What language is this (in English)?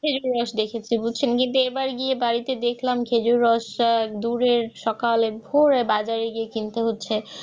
Bangla